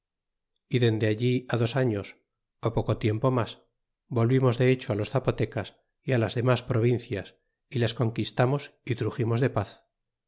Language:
Spanish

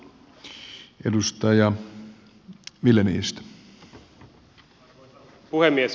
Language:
Finnish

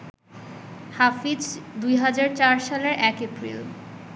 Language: Bangla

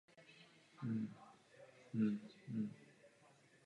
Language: Czech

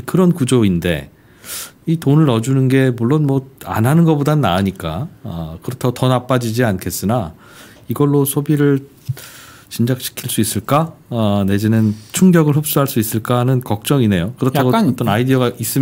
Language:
Korean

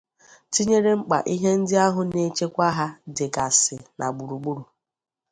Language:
Igbo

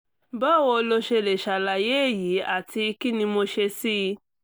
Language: Yoruba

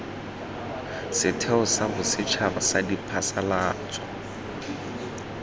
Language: Tswana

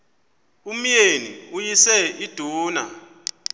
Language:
Xhosa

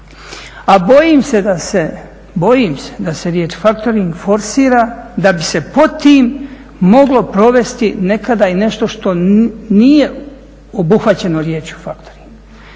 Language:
Croatian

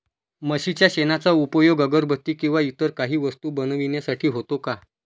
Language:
Marathi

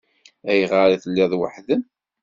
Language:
Kabyle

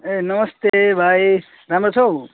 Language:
Nepali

